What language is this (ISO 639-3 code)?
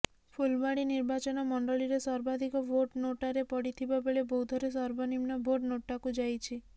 ori